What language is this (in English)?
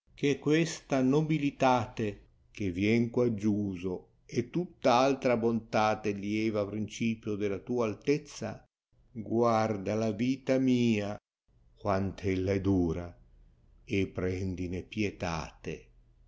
Italian